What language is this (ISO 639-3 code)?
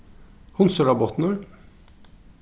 fao